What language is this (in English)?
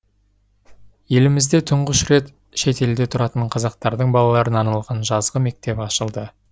Kazakh